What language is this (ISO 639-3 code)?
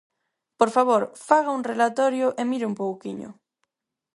glg